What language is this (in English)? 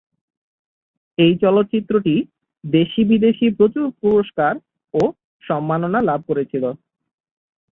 Bangla